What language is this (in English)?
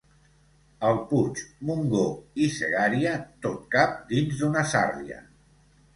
Catalan